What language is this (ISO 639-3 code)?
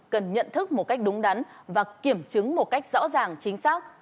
vie